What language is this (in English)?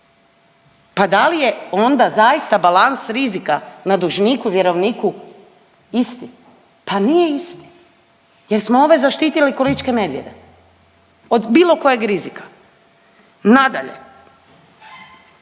Croatian